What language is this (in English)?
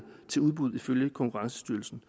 Danish